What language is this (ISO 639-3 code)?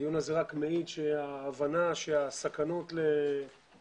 heb